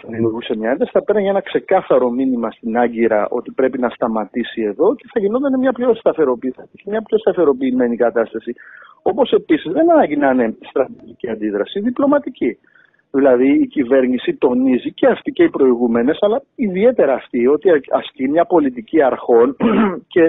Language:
Greek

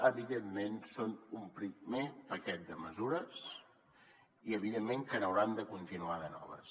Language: Catalan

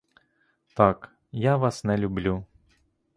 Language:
Ukrainian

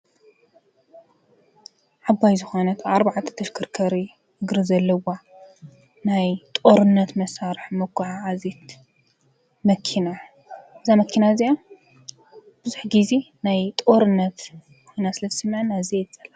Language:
Tigrinya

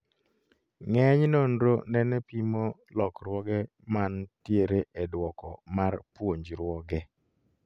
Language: Luo (Kenya and Tanzania)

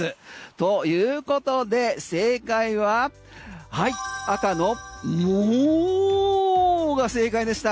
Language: Japanese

